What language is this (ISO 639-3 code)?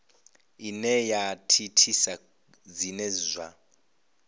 ven